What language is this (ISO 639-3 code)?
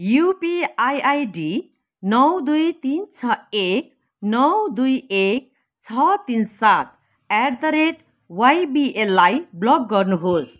nep